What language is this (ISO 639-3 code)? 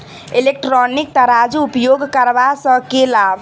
mai